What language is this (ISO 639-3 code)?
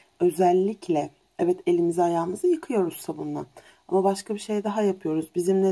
tur